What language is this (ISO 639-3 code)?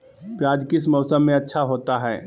mag